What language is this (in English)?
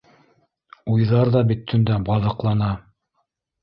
Bashkir